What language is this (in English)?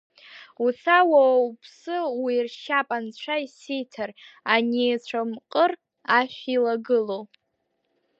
Abkhazian